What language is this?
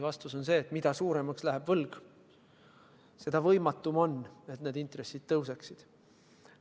Estonian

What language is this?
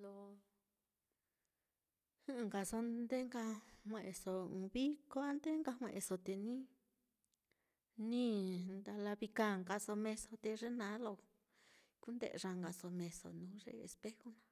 Mitlatongo Mixtec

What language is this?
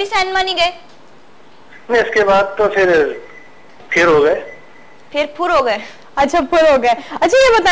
Hindi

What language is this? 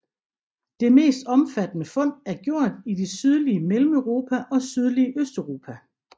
Danish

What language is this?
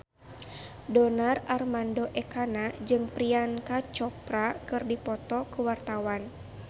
Sundanese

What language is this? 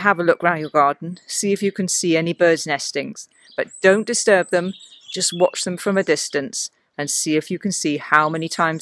English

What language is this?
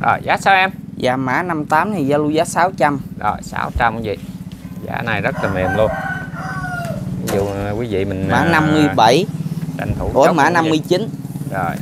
Vietnamese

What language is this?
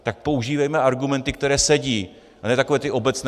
Czech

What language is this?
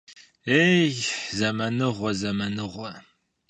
Kabardian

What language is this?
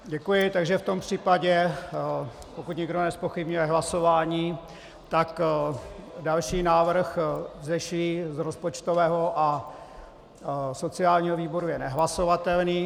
Czech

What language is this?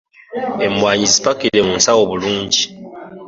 Ganda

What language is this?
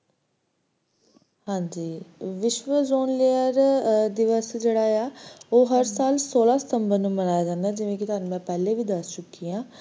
Punjabi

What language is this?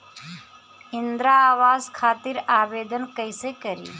Bhojpuri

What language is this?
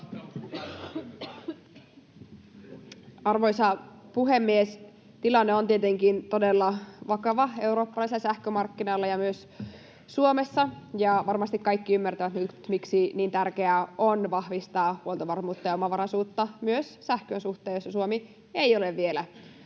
Finnish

